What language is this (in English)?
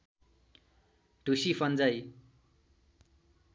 Nepali